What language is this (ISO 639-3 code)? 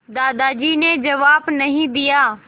hin